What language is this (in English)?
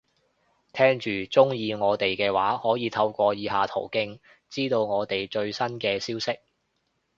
Cantonese